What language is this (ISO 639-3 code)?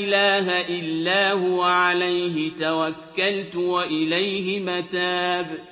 ara